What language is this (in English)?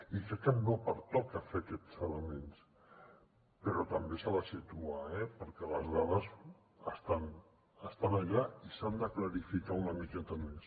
Catalan